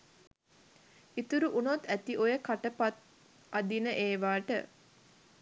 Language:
Sinhala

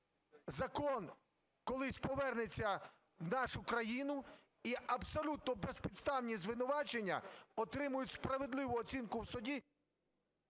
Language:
Ukrainian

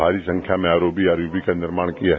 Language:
Hindi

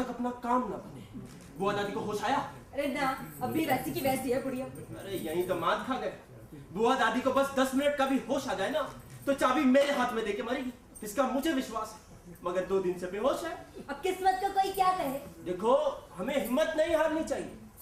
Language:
Hindi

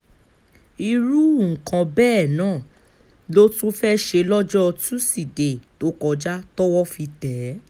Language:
Yoruba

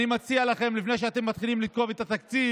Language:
Hebrew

